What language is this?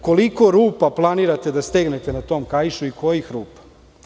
Serbian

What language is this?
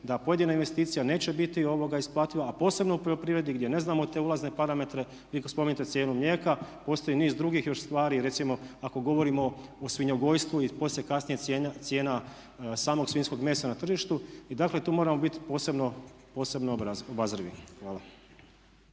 Croatian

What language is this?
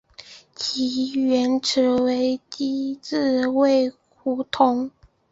Chinese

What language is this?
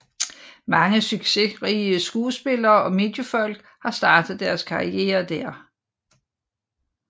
Danish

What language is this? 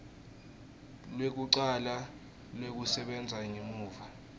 Swati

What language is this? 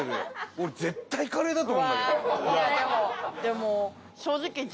Japanese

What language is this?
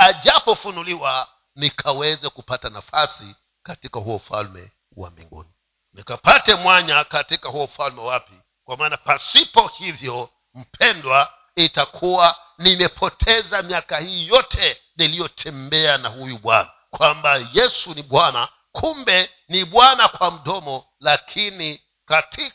Swahili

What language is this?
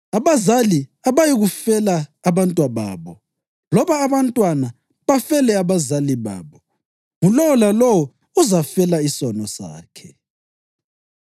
North Ndebele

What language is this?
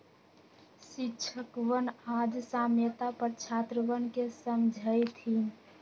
Magahi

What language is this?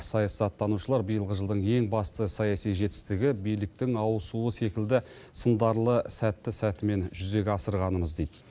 Kazakh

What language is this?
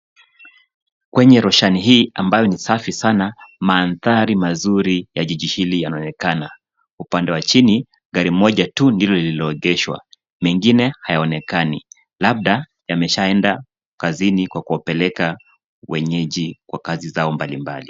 Swahili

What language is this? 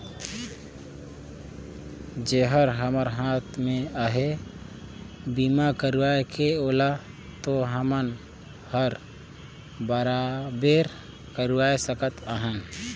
Chhattisgarhi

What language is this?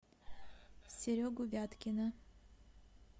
Russian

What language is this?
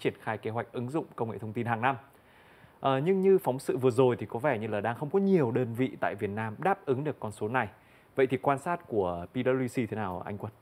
Vietnamese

